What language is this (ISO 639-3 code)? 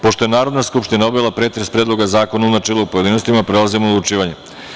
srp